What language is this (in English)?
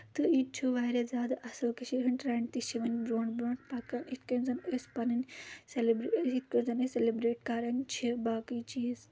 Kashmiri